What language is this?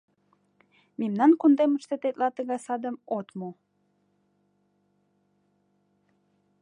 Mari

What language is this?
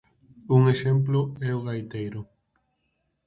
Galician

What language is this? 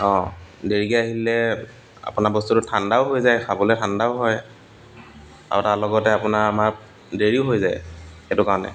Assamese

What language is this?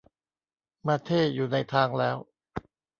Thai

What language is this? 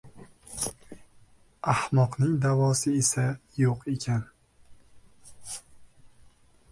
Uzbek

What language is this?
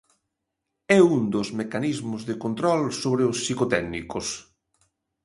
Galician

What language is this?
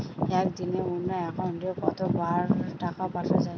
Bangla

